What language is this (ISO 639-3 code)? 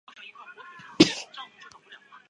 zho